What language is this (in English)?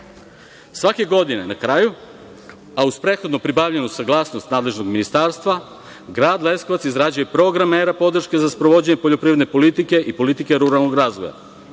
Serbian